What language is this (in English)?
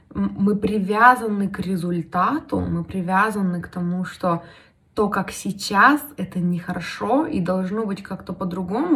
Russian